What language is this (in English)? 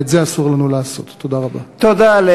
Hebrew